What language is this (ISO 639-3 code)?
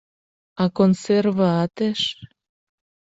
chm